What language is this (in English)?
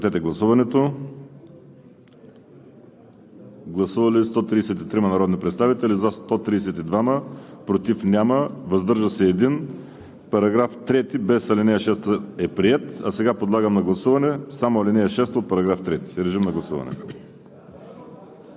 Bulgarian